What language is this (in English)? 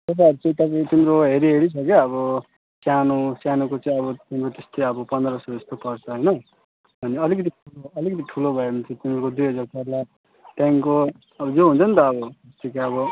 Nepali